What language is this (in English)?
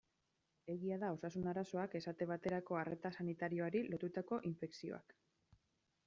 Basque